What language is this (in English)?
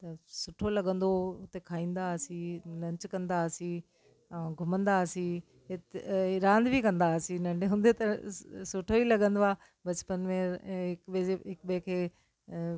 Sindhi